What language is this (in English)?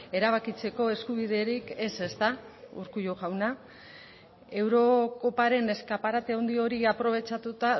Basque